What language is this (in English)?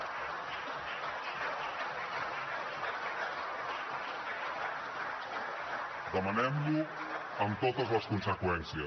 Catalan